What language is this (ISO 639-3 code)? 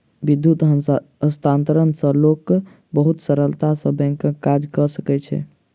mai